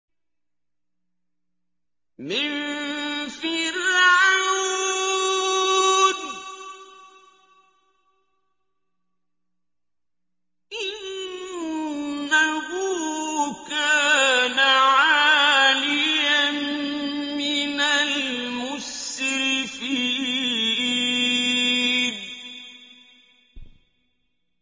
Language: Arabic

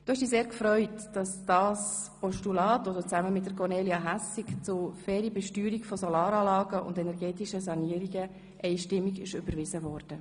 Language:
Swiss German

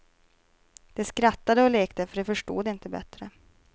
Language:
Swedish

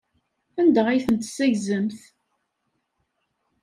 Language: Kabyle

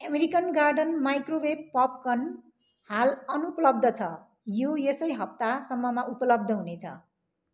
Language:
Nepali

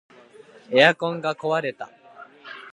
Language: Japanese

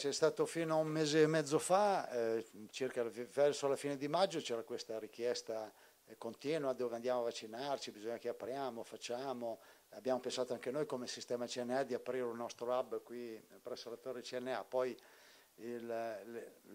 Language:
Italian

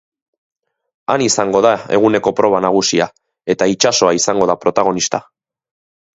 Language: Basque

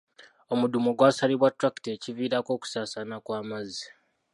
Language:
Ganda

